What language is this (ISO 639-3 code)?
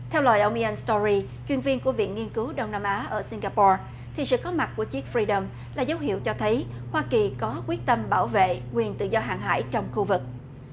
vie